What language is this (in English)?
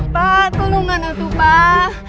Indonesian